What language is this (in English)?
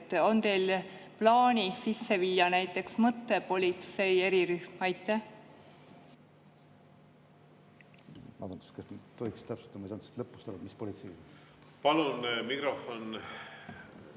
Estonian